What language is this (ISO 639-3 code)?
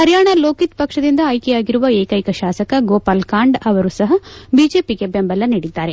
kan